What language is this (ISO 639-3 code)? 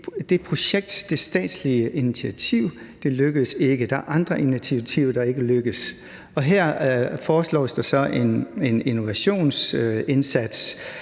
dan